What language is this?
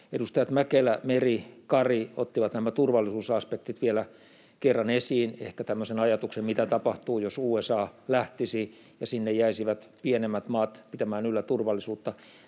Finnish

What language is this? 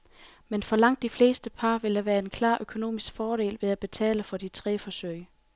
Danish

